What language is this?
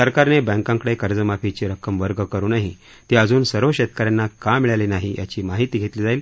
Marathi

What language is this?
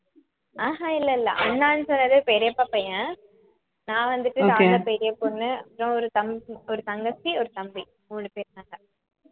Tamil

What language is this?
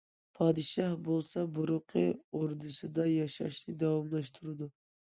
Uyghur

